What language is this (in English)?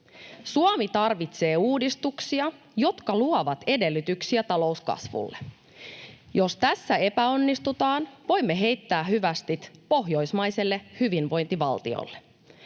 Finnish